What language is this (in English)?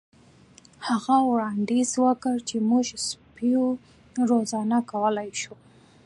Pashto